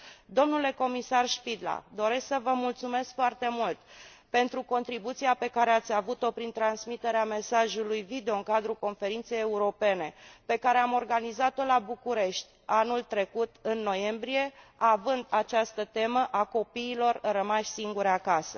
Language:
Romanian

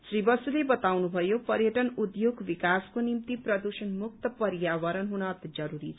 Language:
Nepali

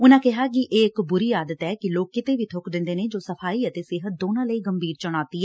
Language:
Punjabi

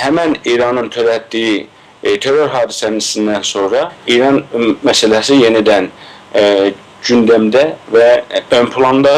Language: Turkish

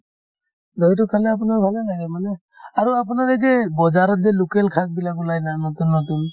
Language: Assamese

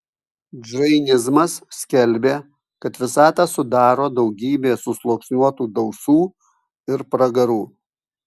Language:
Lithuanian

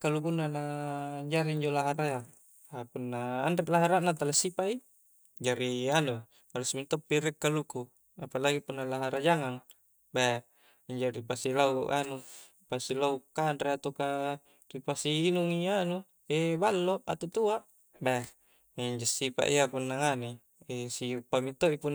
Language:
Coastal Konjo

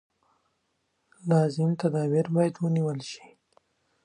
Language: Pashto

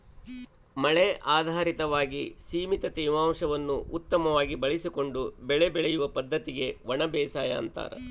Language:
Kannada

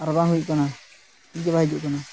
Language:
Santali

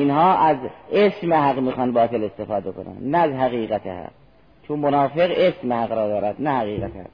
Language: Persian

